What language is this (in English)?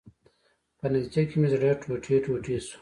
Pashto